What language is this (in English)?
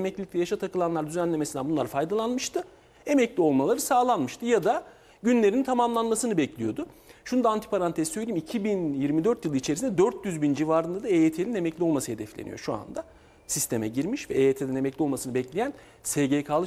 Turkish